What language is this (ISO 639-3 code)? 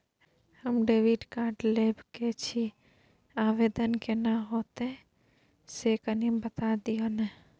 mai